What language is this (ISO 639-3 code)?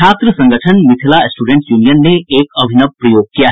hin